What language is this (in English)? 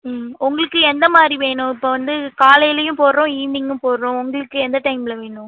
Tamil